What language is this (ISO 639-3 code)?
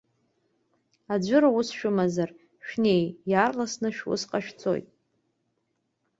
abk